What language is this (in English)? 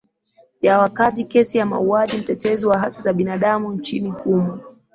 Swahili